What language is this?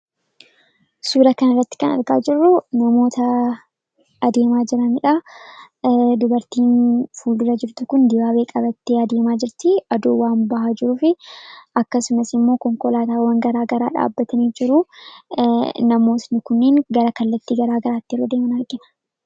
Oromo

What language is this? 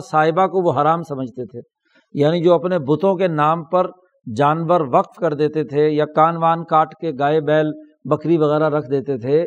Urdu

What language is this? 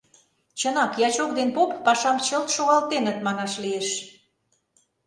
Mari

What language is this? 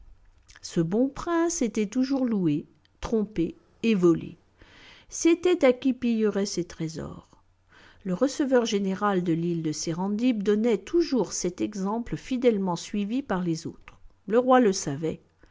French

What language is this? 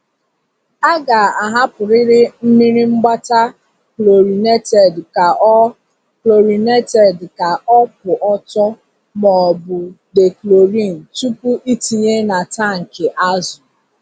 Igbo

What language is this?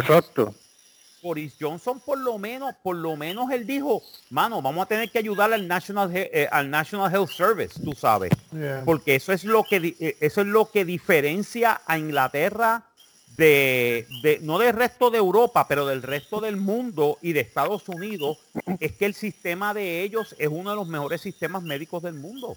Spanish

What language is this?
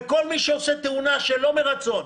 Hebrew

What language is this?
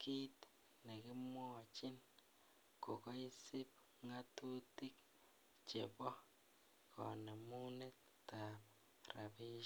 Kalenjin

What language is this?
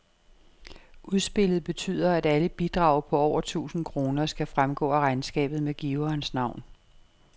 Danish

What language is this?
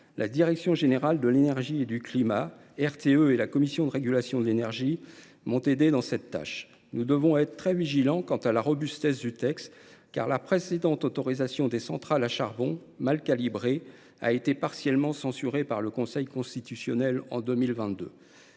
French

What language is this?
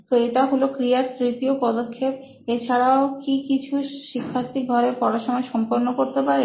Bangla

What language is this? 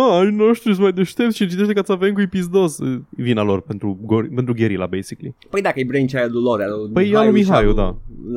Romanian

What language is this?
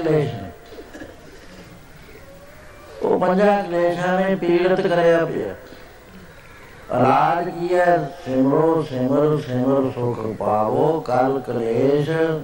Punjabi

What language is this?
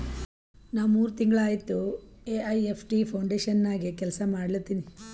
Kannada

